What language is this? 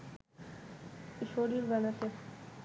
Bangla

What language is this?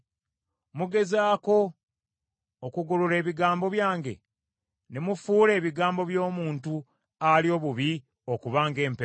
Ganda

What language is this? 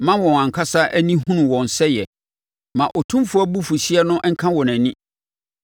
Akan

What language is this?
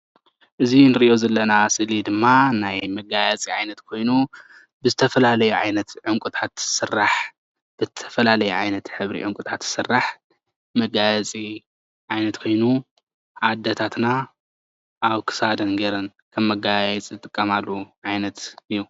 Tigrinya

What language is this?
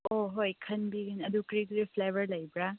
Manipuri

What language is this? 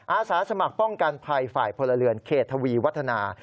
Thai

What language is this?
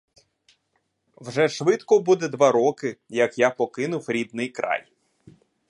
Ukrainian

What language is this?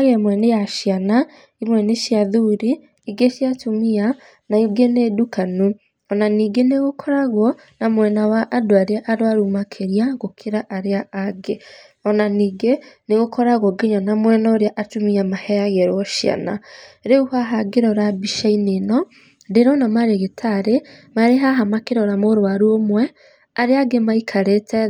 Kikuyu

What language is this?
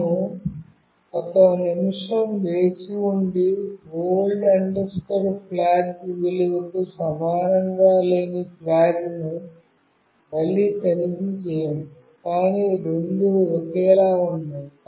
Telugu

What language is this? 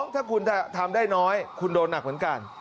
Thai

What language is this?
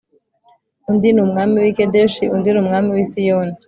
Kinyarwanda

